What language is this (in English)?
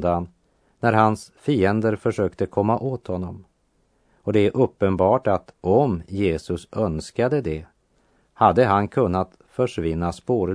Swedish